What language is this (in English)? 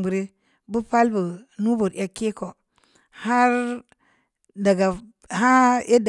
Samba Leko